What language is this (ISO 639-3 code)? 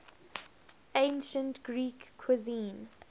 eng